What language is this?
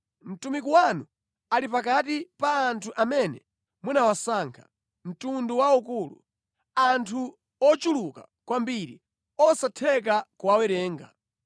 Nyanja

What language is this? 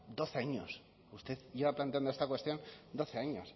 Spanish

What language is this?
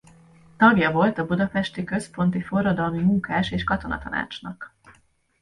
Hungarian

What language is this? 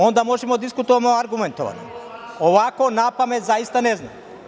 Serbian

